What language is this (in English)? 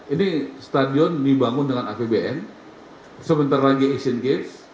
Indonesian